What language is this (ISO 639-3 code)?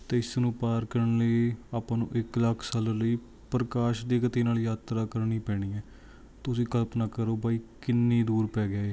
pan